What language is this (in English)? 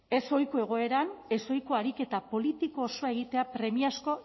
Basque